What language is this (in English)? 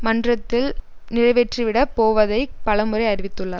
Tamil